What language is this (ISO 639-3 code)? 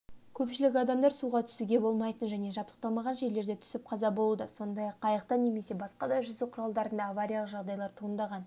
kaz